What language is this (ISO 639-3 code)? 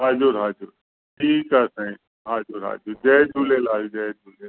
snd